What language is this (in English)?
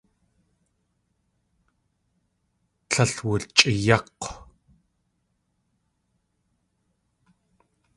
Tlingit